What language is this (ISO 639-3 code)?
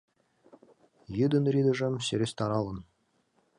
chm